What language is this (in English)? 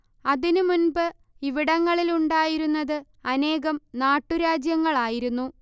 Malayalam